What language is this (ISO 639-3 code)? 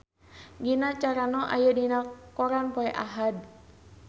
sun